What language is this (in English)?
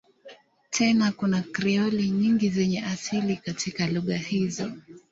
Swahili